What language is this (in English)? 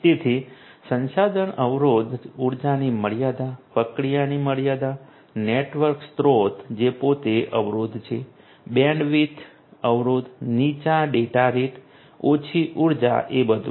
Gujarati